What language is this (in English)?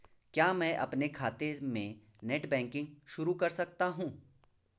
Hindi